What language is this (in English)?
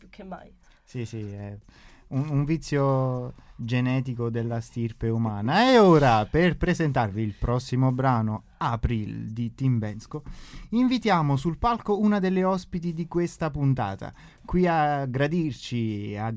Italian